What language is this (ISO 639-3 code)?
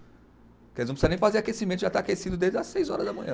por